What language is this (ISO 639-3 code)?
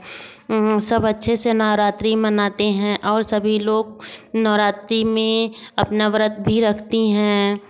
hin